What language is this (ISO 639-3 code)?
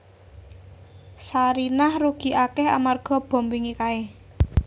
jav